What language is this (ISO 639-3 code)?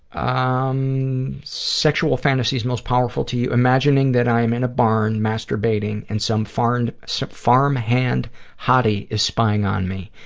eng